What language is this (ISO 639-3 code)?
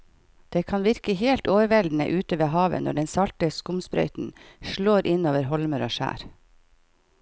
nor